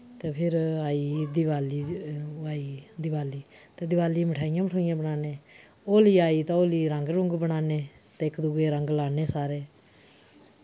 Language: Dogri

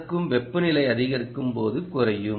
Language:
Tamil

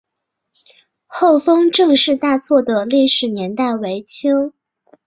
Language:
Chinese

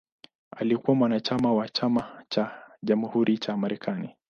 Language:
Swahili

